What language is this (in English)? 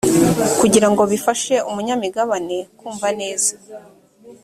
Kinyarwanda